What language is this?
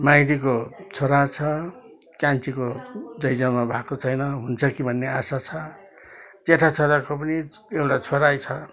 Nepali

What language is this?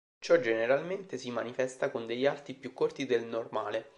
Italian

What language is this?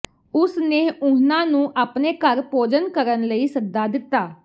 Punjabi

